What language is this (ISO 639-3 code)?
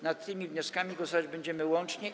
pol